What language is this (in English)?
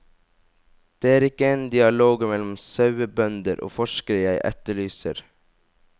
Norwegian